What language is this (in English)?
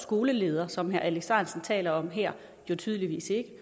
Danish